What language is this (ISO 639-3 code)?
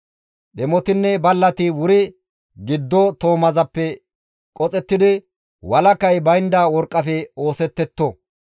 gmv